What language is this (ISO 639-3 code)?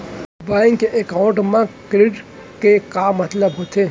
hne